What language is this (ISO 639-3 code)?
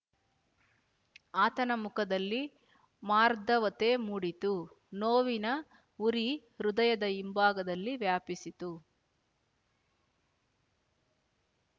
kan